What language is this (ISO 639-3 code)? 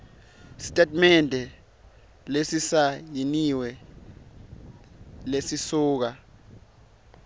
ssw